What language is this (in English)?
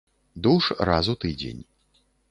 Belarusian